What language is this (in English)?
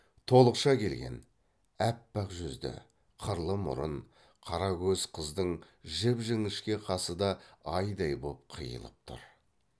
Kazakh